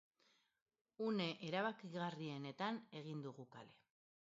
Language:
Basque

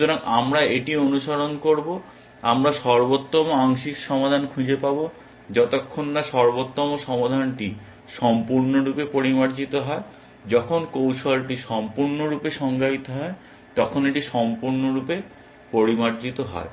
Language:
Bangla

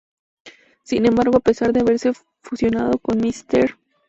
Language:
Spanish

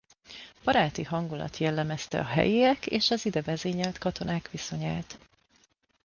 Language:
Hungarian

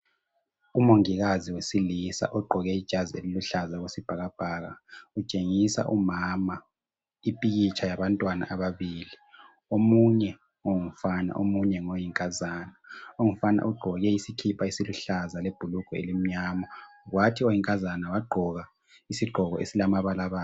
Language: North Ndebele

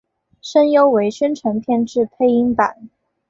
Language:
Chinese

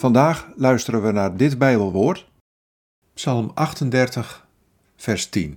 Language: Dutch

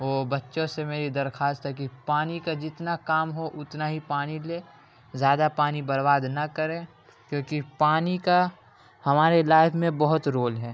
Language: Urdu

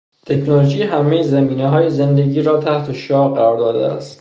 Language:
Persian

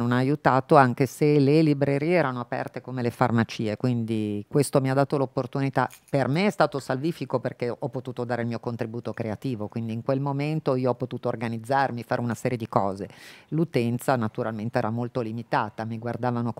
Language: Italian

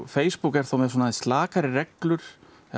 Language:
Icelandic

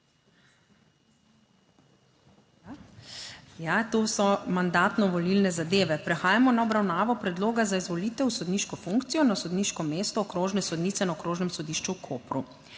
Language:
Slovenian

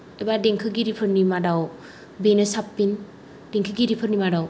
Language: Bodo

